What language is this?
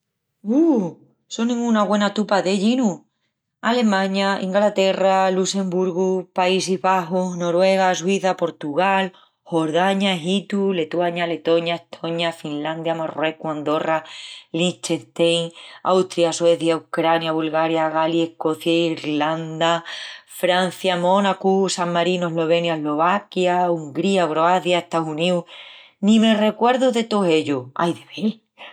Extremaduran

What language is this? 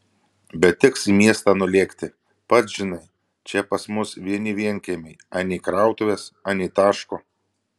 Lithuanian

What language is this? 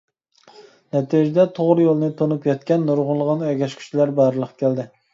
Uyghur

